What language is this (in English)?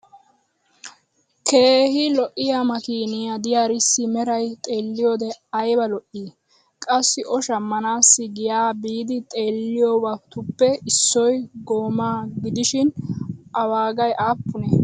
Wolaytta